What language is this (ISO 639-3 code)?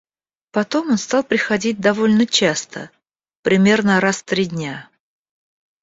rus